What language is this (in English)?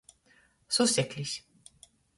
Latgalian